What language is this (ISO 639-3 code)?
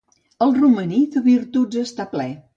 cat